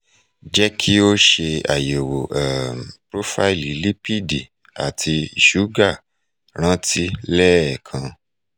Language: Yoruba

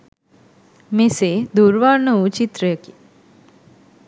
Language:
Sinhala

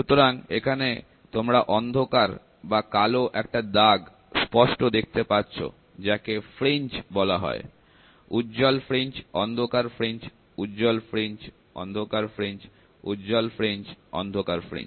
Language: Bangla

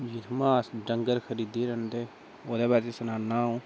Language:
Dogri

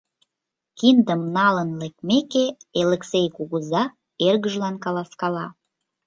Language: Mari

